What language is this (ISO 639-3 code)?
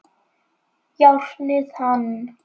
isl